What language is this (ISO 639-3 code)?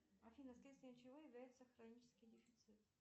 rus